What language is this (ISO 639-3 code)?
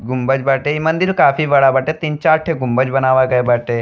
bho